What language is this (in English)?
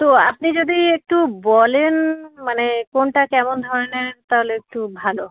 Bangla